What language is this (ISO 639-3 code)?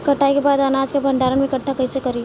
bho